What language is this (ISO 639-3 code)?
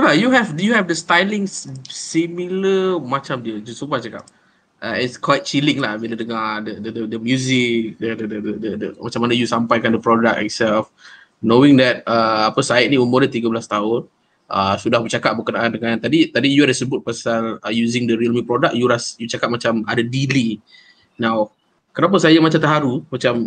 msa